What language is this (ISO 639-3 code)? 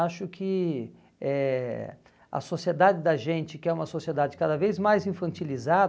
por